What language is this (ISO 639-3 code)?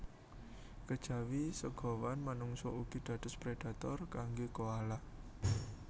jav